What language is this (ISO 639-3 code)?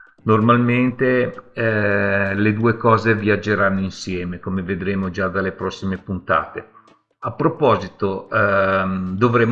ita